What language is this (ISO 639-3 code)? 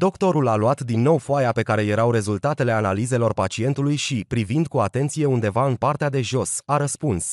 ron